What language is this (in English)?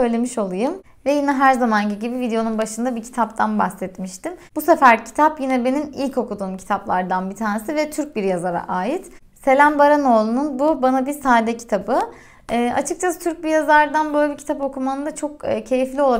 Turkish